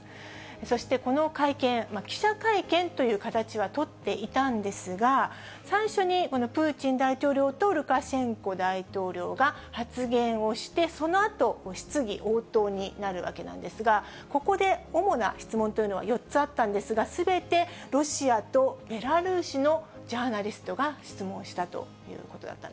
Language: Japanese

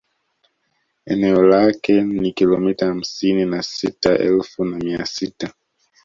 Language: Swahili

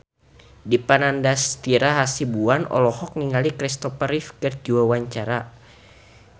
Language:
Sundanese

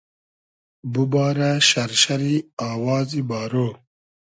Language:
Hazaragi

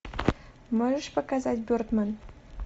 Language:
Russian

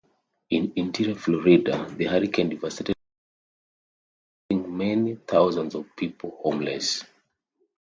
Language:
English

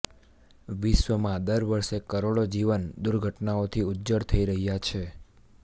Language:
Gujarati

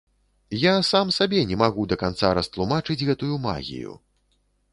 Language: Belarusian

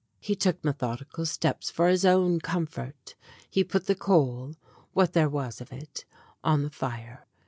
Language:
English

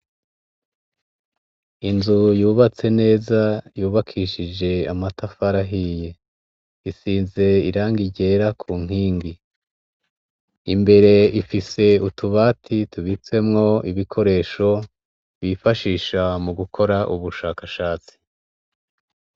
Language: Rundi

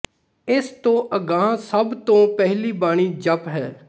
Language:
Punjabi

